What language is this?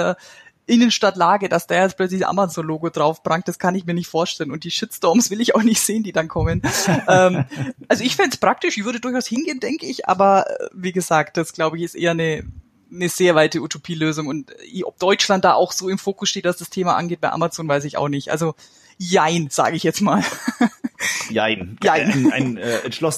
German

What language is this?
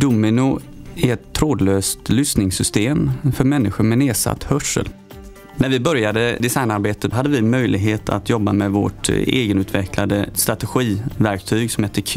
Swedish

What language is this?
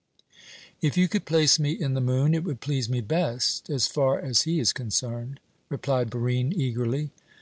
English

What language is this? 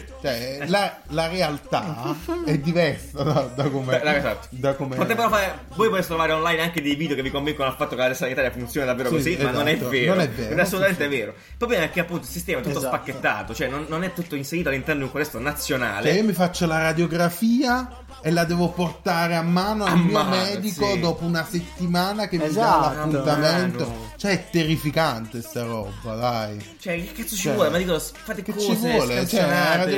Italian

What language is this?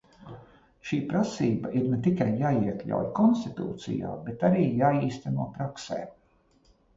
Latvian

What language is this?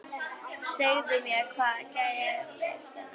Icelandic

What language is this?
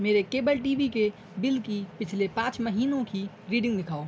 Urdu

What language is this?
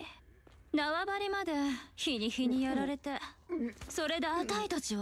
Japanese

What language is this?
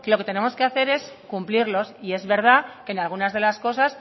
Spanish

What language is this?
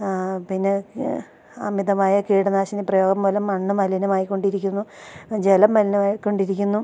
Malayalam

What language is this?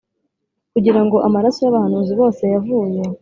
Kinyarwanda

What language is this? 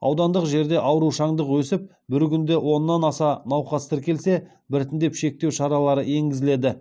Kazakh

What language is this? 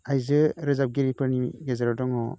Bodo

